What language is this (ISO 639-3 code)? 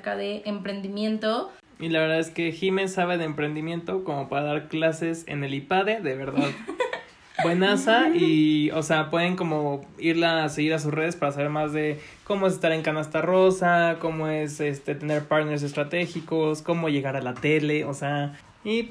spa